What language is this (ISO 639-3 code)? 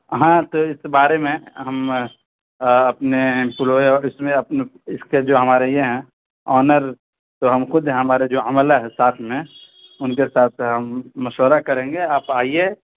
urd